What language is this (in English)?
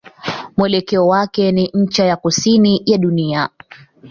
Swahili